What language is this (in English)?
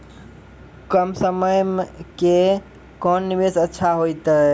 Maithili